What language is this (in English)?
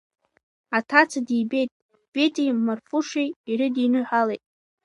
Abkhazian